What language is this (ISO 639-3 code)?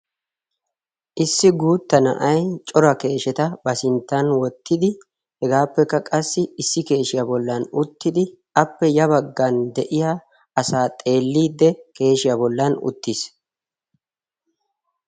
wal